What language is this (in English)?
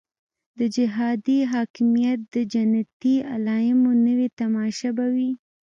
Pashto